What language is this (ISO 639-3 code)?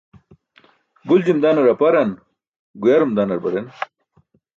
bsk